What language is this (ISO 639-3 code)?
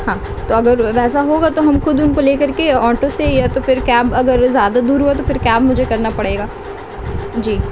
urd